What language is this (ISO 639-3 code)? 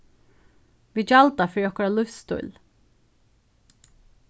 fao